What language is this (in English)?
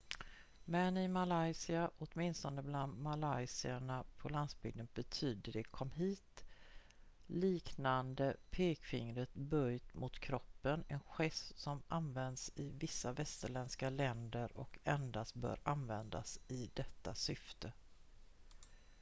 Swedish